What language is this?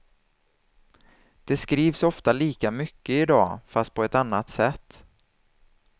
Swedish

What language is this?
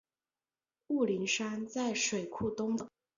Chinese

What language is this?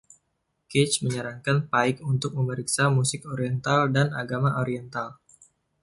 Indonesian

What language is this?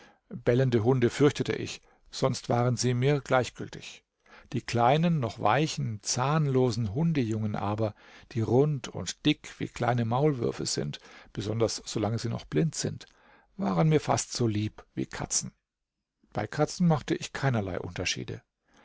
German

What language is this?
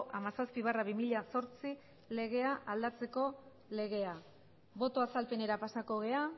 Basque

